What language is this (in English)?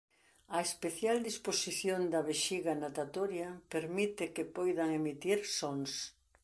Galician